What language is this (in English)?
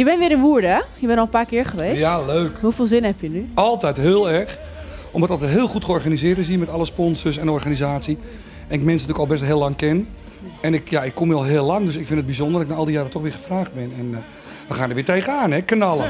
Dutch